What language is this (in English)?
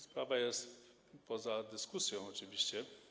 Polish